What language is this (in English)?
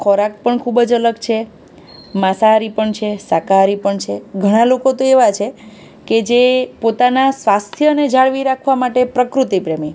Gujarati